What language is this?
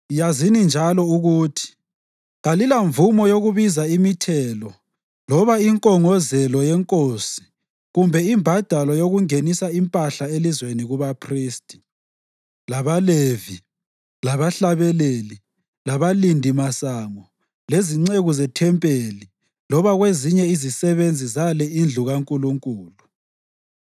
North Ndebele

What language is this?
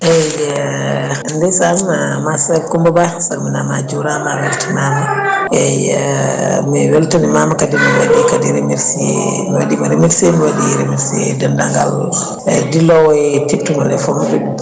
Fula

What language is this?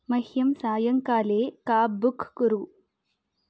Sanskrit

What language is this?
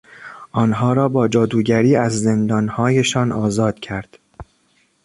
Persian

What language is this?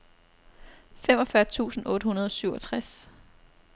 Danish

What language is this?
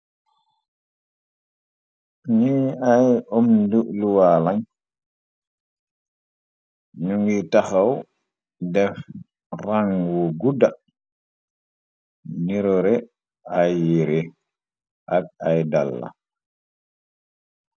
Wolof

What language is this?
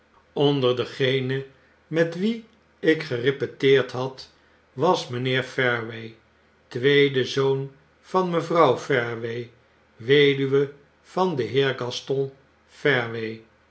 Dutch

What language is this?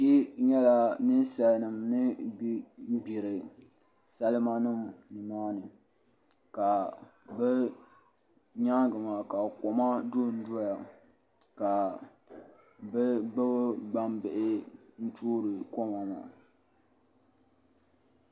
Dagbani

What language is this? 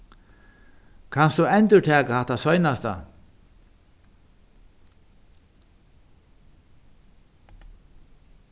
Faroese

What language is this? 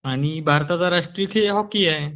Marathi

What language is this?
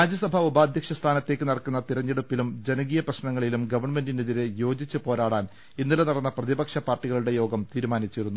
Malayalam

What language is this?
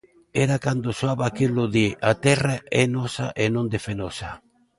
Galician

